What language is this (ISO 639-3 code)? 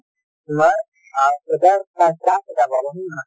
asm